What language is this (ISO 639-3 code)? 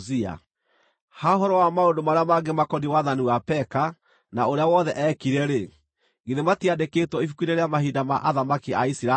kik